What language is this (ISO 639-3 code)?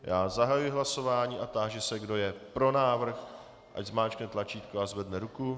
ces